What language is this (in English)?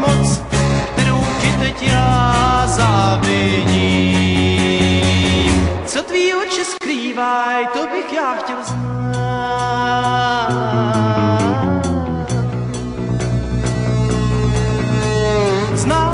Czech